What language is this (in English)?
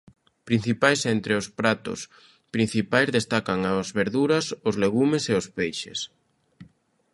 Galician